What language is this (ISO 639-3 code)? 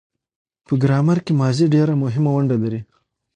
pus